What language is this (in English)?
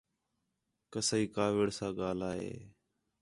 Khetrani